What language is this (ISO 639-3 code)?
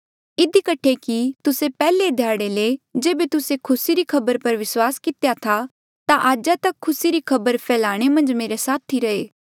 mjl